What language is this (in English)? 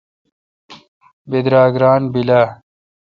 Kalkoti